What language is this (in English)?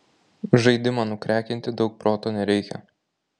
Lithuanian